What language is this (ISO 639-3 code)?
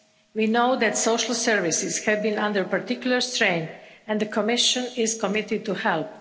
eng